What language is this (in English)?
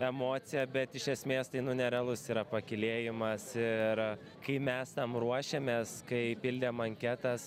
Lithuanian